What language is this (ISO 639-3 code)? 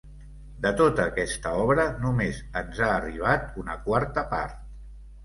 cat